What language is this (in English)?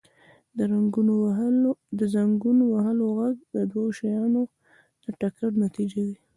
Pashto